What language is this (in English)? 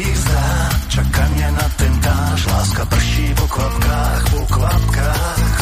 Slovak